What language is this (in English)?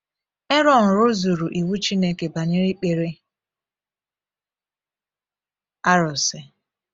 Igbo